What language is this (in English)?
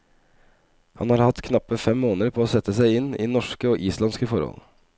Norwegian